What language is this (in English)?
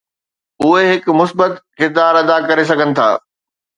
Sindhi